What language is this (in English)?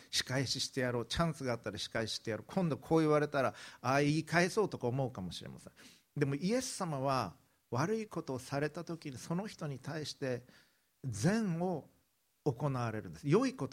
Japanese